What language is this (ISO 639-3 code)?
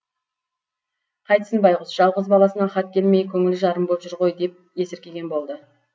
kaz